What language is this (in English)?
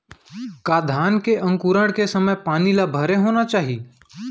Chhattisgarhi